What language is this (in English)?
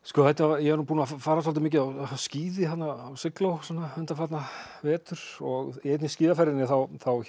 Icelandic